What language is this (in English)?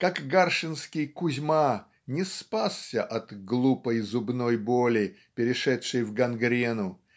Russian